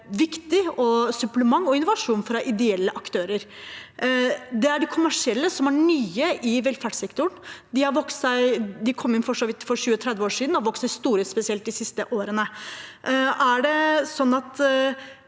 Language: Norwegian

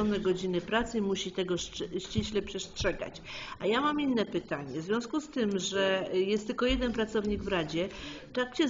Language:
Polish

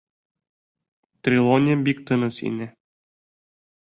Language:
Bashkir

